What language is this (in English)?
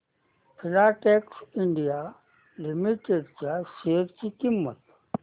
Marathi